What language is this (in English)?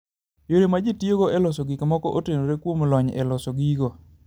Luo (Kenya and Tanzania)